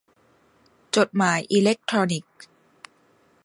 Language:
Thai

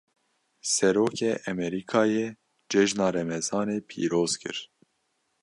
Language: Kurdish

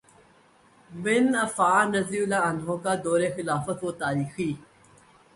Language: Urdu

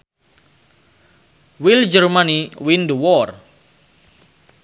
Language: Sundanese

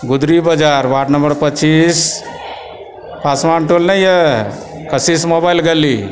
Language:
Maithili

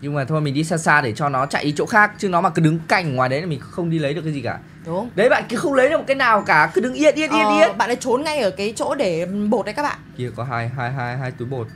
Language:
Vietnamese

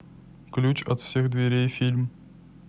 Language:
Russian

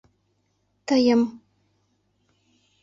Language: Mari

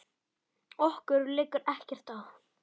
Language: Icelandic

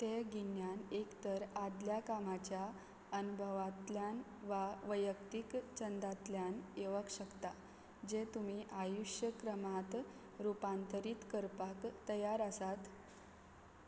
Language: Konkani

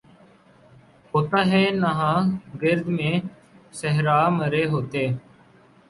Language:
Urdu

